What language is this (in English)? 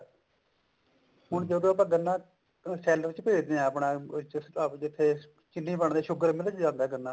Punjabi